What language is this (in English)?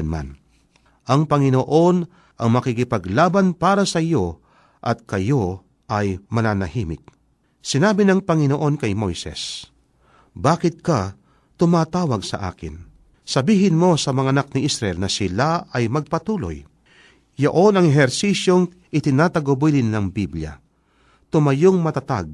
Filipino